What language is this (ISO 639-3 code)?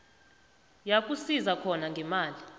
nbl